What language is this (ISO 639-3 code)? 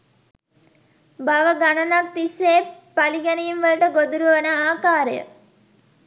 sin